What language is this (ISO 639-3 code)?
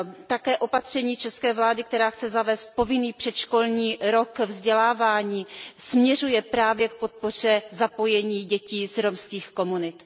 ces